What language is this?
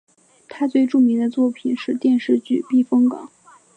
Chinese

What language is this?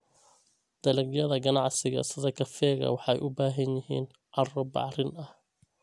Somali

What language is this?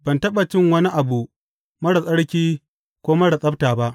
Hausa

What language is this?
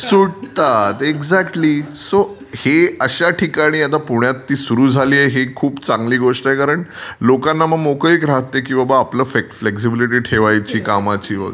Marathi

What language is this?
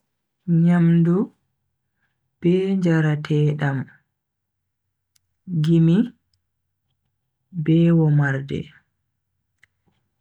Bagirmi Fulfulde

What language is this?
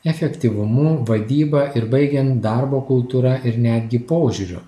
Lithuanian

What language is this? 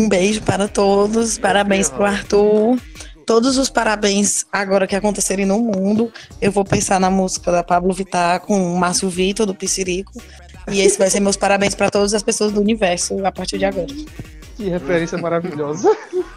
Portuguese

